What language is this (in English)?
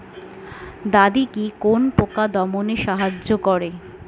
Bangla